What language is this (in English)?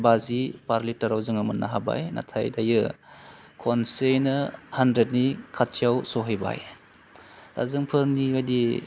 Bodo